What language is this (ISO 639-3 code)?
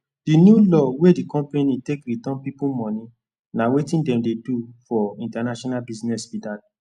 pcm